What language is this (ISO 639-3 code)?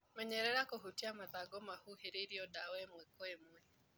kik